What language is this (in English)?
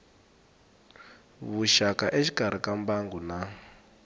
Tsonga